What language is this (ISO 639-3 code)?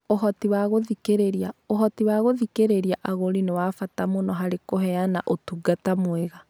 kik